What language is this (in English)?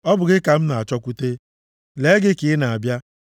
Igbo